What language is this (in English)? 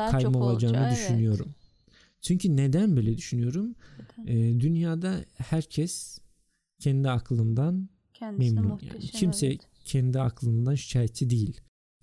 Turkish